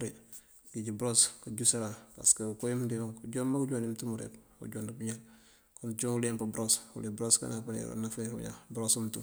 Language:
Mandjak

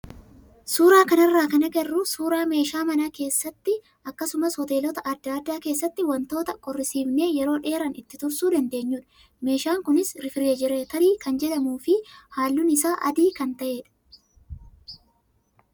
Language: Oromo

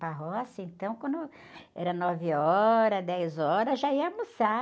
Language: Portuguese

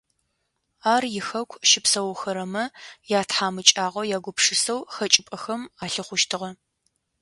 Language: Adyghe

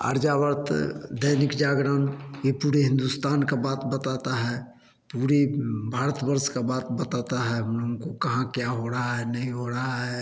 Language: Hindi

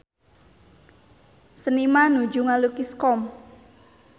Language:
Sundanese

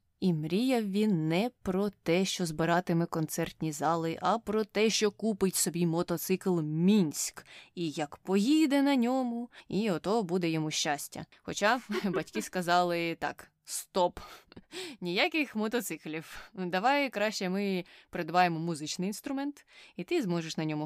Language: Ukrainian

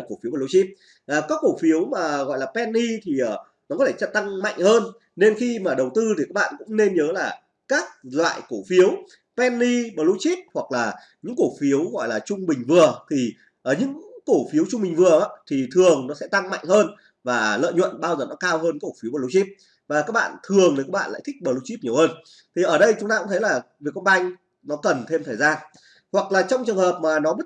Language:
Vietnamese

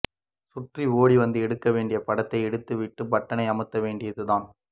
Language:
Tamil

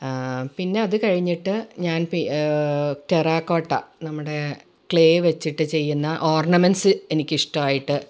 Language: Malayalam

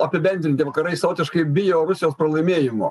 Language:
Lithuanian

